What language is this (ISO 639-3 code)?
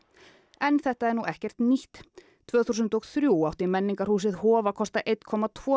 isl